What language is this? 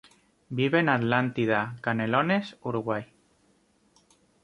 Spanish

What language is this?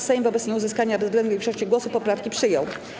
Polish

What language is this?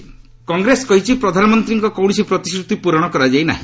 Odia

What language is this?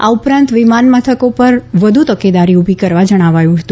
Gujarati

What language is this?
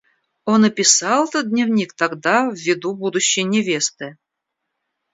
Russian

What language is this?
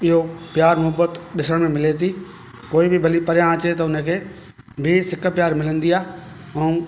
Sindhi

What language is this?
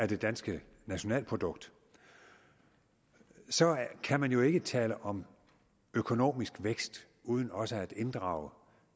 Danish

